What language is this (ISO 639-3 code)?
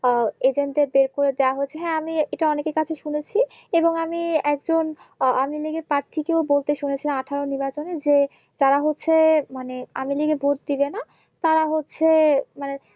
ben